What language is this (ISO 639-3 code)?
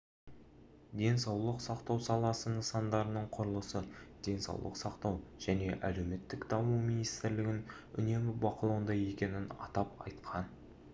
kaz